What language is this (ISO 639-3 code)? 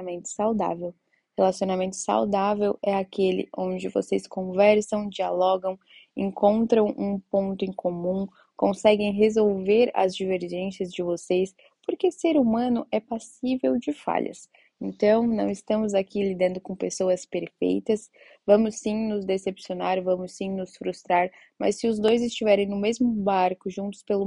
por